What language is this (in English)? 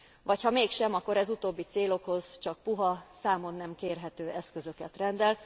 Hungarian